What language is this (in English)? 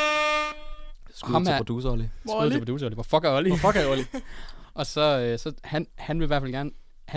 Danish